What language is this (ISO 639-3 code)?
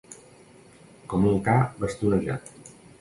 cat